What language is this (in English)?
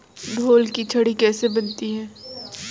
Hindi